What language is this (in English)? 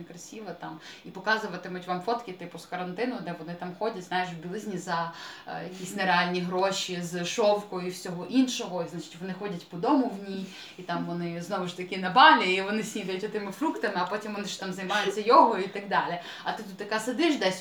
Ukrainian